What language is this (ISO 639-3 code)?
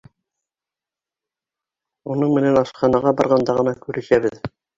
bak